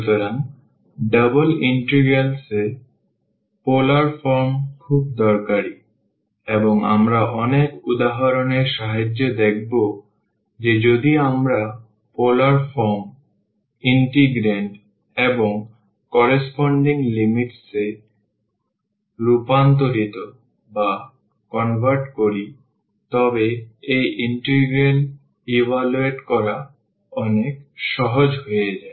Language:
Bangla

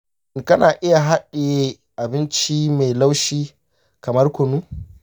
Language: Hausa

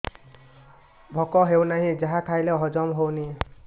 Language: Odia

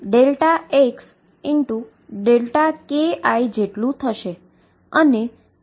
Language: Gujarati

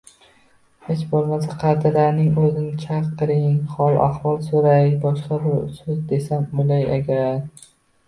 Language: Uzbek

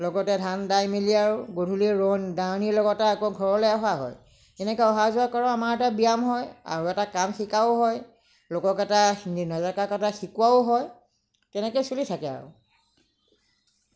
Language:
Assamese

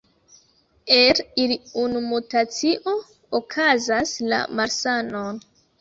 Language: Esperanto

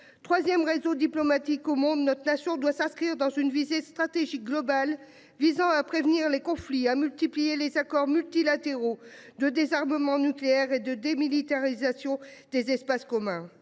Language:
French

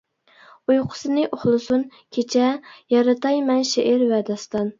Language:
Uyghur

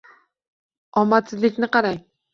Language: Uzbek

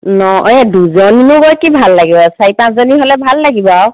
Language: Assamese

